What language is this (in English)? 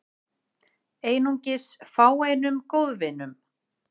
Icelandic